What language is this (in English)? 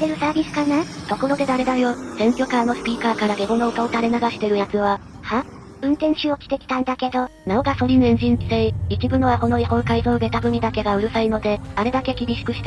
Japanese